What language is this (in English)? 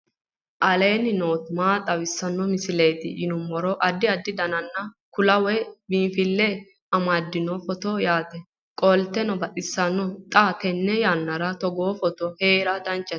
Sidamo